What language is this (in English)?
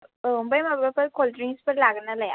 Bodo